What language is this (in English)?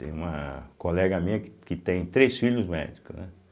Portuguese